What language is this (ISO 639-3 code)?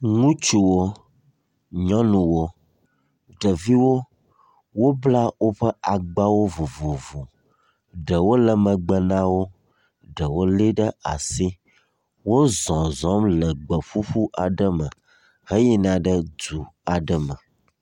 ewe